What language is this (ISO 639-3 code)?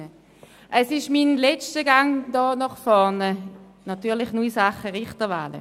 gsw